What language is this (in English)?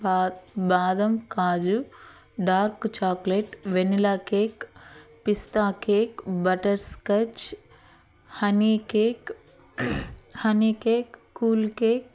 Telugu